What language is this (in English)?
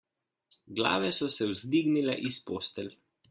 Slovenian